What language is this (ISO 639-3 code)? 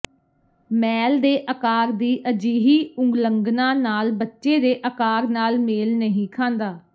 pan